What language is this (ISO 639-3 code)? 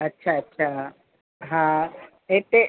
snd